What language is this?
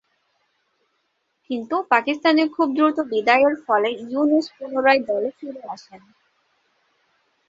Bangla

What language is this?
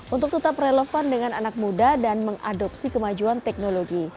Indonesian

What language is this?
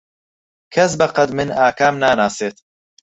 Central Kurdish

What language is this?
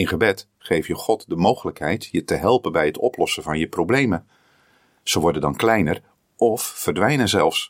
Dutch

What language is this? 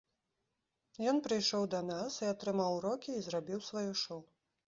Belarusian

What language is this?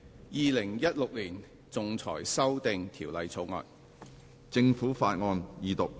Cantonese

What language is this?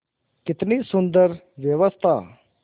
Hindi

